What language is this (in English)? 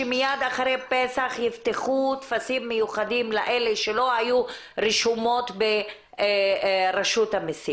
Hebrew